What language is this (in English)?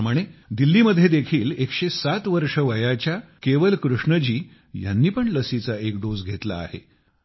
Marathi